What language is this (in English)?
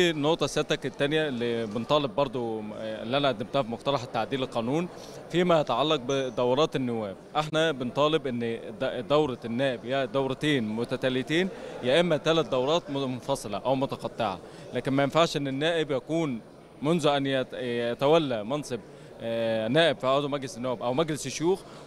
Arabic